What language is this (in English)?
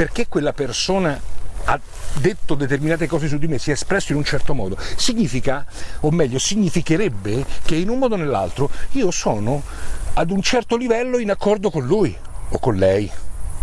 Italian